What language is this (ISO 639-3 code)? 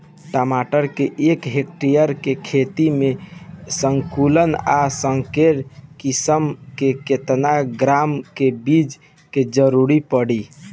bho